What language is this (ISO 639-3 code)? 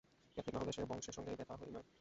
ben